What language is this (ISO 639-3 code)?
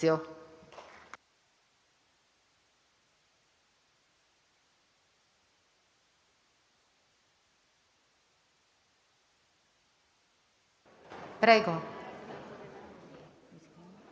ita